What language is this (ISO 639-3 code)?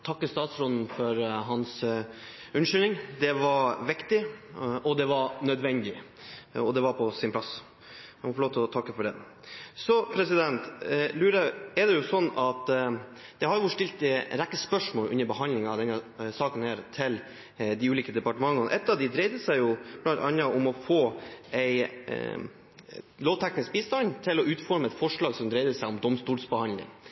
nob